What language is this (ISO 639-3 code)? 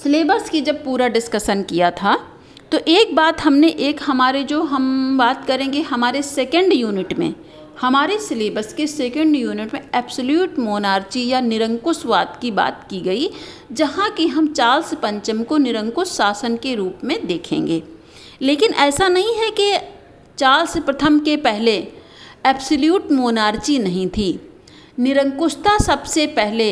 hin